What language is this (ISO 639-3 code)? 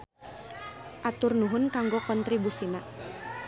sun